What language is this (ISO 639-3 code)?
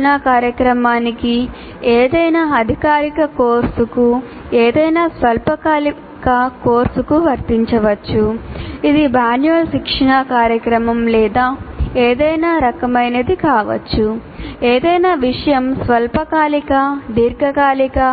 tel